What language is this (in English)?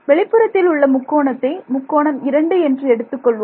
Tamil